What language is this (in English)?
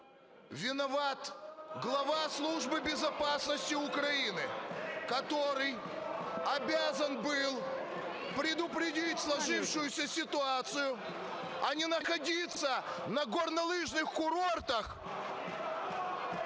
Ukrainian